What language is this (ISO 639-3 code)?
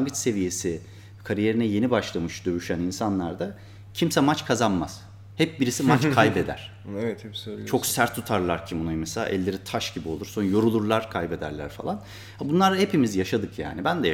tur